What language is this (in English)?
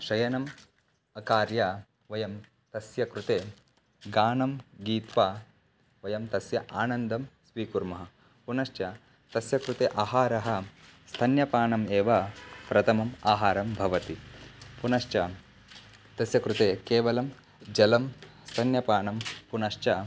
Sanskrit